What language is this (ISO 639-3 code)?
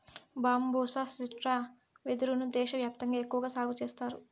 tel